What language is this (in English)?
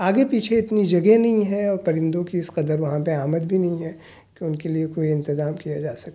Urdu